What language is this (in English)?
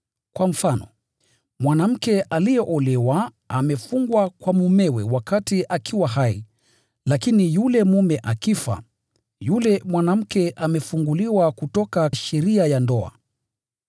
Swahili